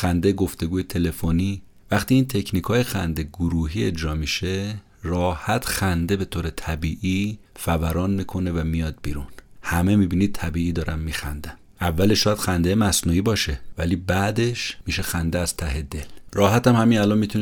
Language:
Persian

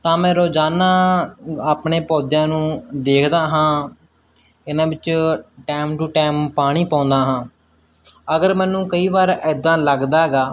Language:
Punjabi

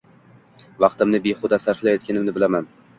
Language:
Uzbek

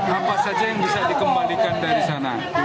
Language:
Indonesian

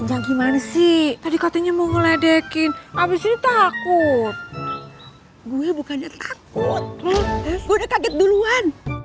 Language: Indonesian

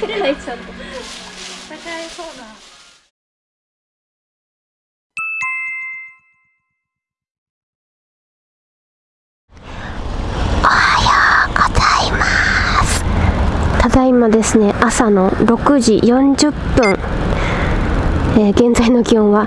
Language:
Japanese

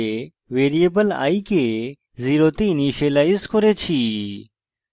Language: Bangla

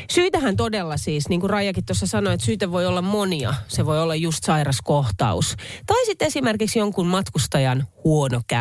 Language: Finnish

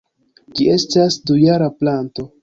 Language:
Esperanto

